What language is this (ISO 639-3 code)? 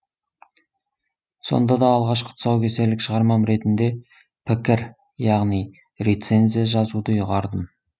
kaz